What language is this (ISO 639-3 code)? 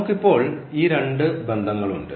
mal